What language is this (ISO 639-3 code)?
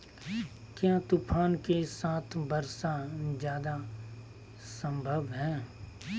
mag